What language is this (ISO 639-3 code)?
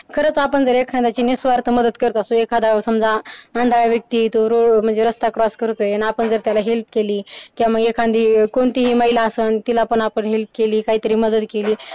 mar